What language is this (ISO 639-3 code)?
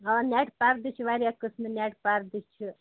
kas